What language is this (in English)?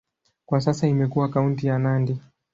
Swahili